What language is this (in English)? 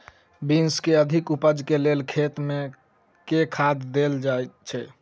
Maithili